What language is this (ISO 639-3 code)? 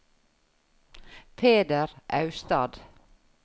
nor